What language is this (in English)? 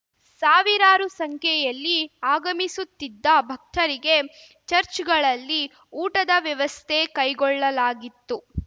Kannada